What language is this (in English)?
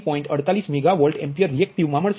Gujarati